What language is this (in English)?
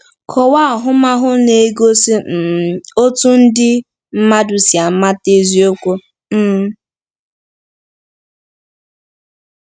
Igbo